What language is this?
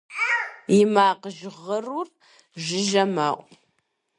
Kabardian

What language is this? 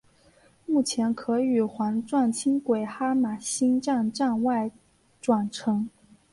Chinese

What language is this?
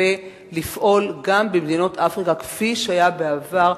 Hebrew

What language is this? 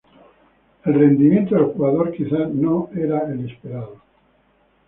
Spanish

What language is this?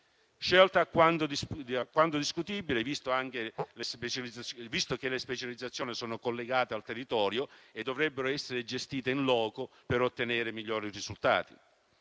Italian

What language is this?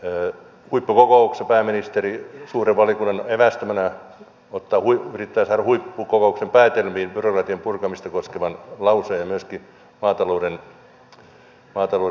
Finnish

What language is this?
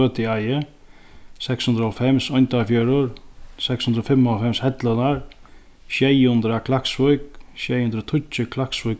Faroese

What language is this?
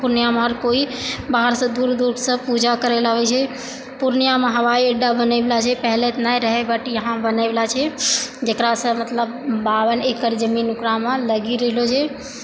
Maithili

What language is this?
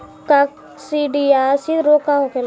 Bhojpuri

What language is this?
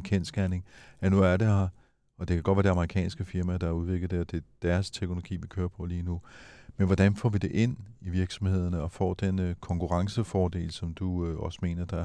Danish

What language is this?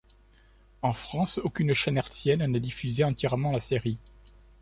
French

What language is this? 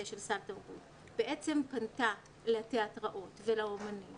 Hebrew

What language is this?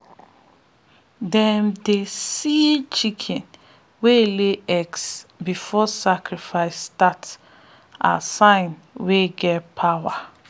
Nigerian Pidgin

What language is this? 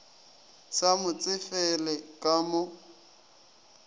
Northern Sotho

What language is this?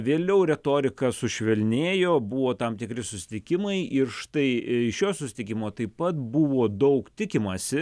Lithuanian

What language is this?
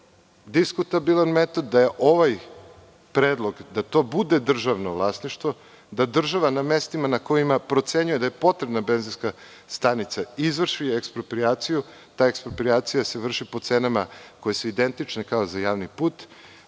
Serbian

